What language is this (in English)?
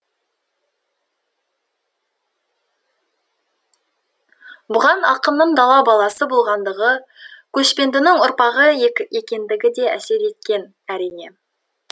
Kazakh